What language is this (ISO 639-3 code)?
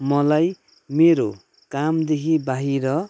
nep